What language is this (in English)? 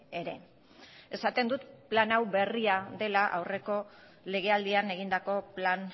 Basque